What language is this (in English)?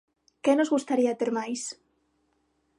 Galician